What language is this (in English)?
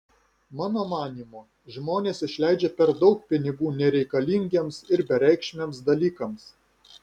Lithuanian